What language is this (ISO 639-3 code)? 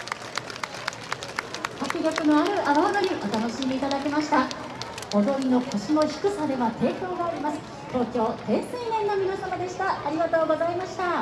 jpn